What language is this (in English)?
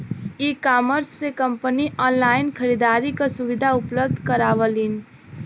Bhojpuri